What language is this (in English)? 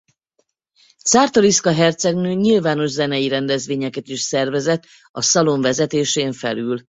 Hungarian